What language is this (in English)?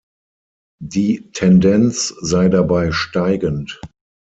German